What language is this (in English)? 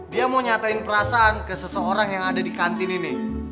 Indonesian